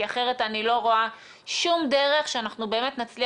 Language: Hebrew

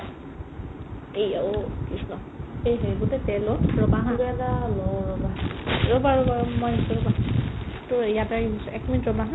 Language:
Assamese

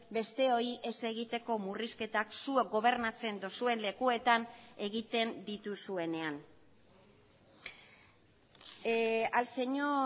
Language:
Basque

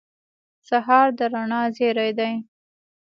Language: Pashto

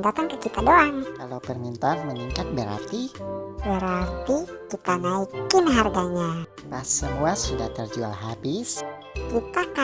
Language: Indonesian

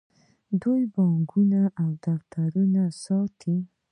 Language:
Pashto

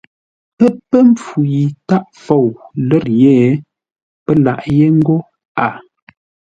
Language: Ngombale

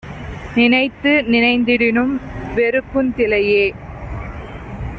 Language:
Tamil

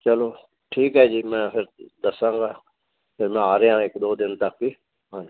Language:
Punjabi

